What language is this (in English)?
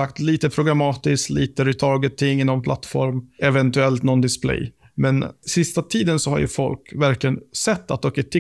Swedish